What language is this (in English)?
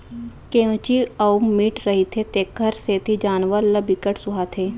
Chhattisgarhi